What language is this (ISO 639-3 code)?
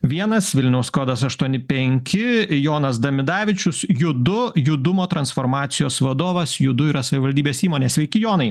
lit